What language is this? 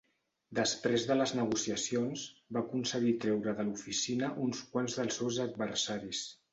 Catalan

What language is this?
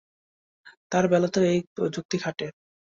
Bangla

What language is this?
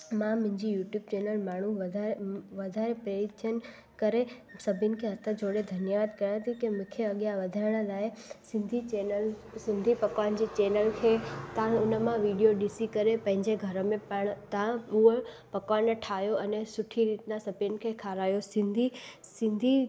Sindhi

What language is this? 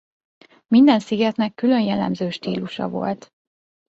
Hungarian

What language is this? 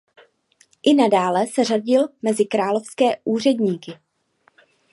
Czech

